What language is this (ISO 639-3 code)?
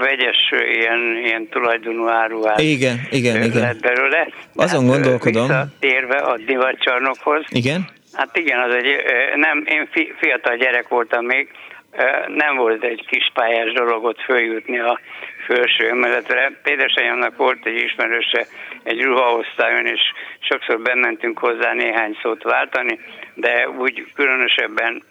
hun